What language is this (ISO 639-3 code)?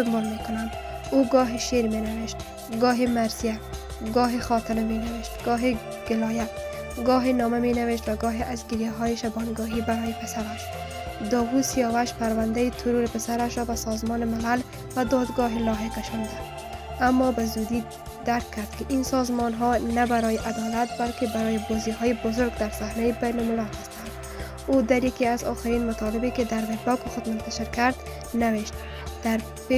fas